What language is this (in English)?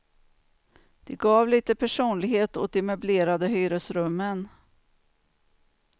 Swedish